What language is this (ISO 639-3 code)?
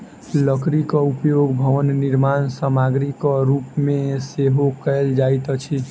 mai